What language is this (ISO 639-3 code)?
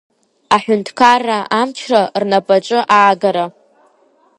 abk